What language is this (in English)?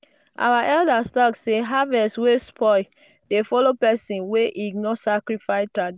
Nigerian Pidgin